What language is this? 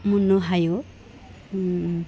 Bodo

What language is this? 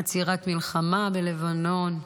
Hebrew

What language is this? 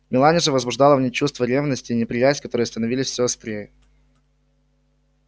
Russian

